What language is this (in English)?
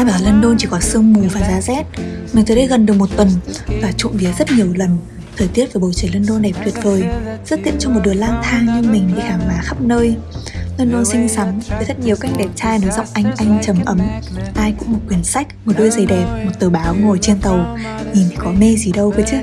Vietnamese